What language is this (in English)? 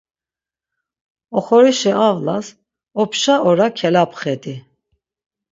Laz